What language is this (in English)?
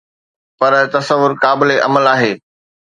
Sindhi